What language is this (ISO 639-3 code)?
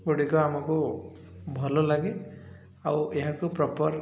ori